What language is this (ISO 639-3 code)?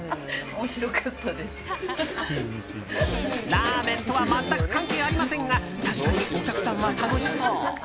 jpn